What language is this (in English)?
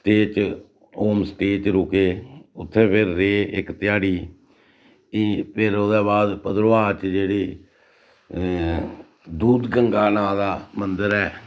Dogri